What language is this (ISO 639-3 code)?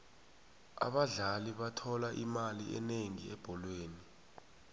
nbl